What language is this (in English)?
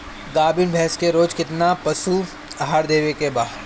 Bhojpuri